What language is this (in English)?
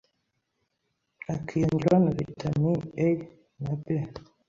Kinyarwanda